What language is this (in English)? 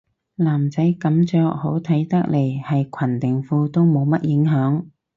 Cantonese